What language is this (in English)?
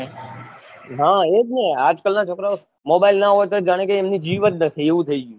Gujarati